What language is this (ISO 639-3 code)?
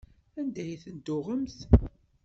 kab